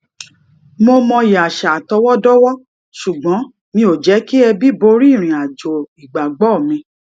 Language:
Yoruba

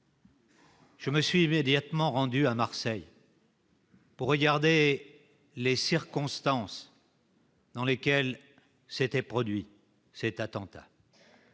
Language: French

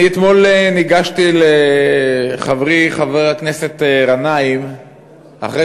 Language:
Hebrew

